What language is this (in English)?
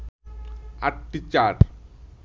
Bangla